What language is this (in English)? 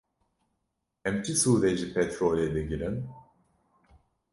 Kurdish